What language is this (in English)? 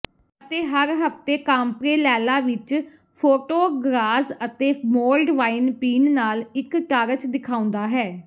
Punjabi